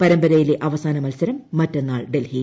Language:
Malayalam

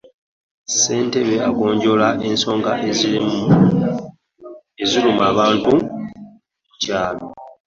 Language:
Ganda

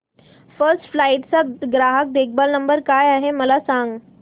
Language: Marathi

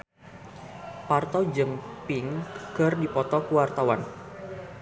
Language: Sundanese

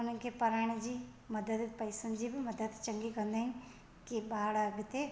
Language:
Sindhi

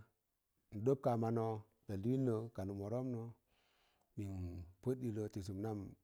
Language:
Tangale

